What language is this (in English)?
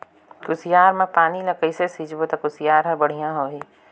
Chhattisgarhi